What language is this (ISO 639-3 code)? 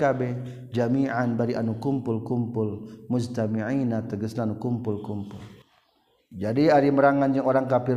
msa